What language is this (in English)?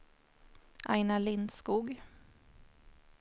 Swedish